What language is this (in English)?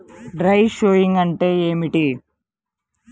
Telugu